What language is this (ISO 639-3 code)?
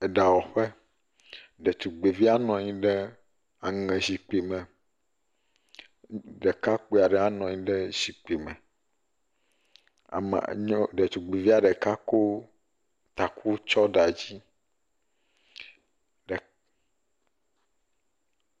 ewe